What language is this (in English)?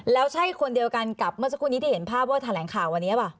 Thai